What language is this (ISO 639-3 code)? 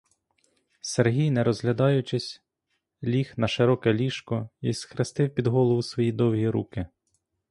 ukr